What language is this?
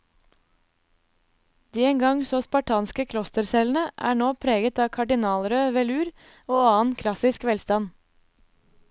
Norwegian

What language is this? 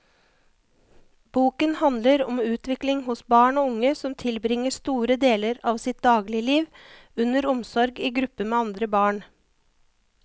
Norwegian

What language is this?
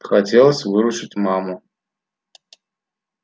Russian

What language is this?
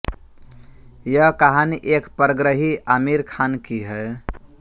Hindi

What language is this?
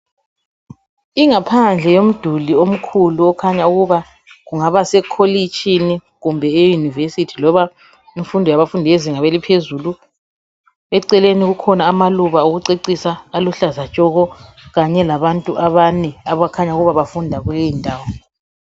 North Ndebele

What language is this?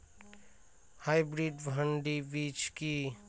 Bangla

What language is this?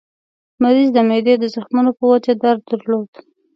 Pashto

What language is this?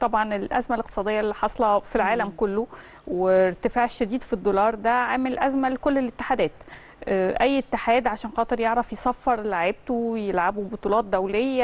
Arabic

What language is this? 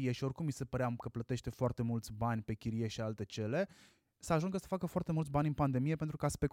Romanian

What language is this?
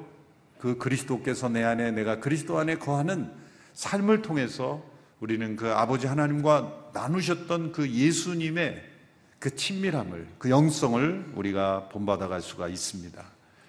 Korean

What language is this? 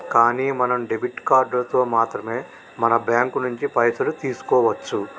Telugu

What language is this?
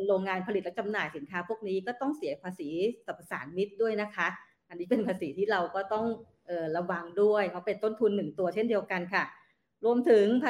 Thai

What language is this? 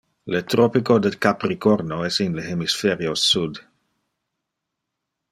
Interlingua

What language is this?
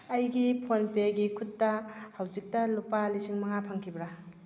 Manipuri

